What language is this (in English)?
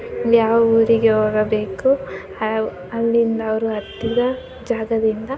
Kannada